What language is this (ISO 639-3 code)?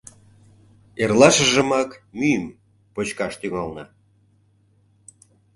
chm